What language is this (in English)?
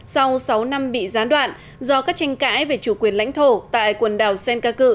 Vietnamese